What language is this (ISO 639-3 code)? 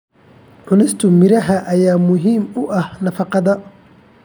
som